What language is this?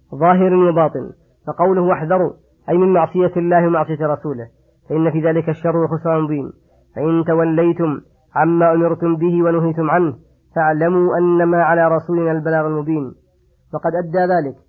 Arabic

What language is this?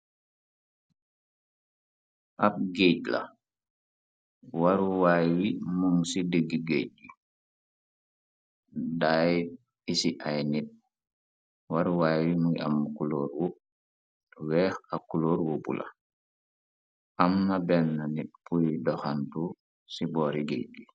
Wolof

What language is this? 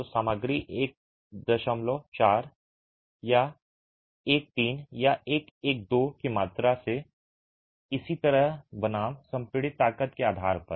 Hindi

